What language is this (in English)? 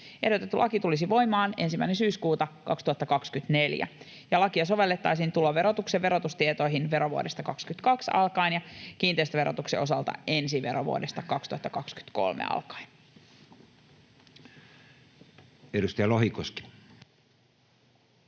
Finnish